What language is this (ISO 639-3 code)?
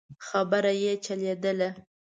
pus